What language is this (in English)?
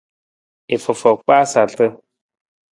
Nawdm